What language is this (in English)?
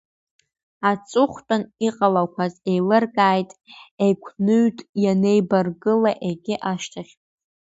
Abkhazian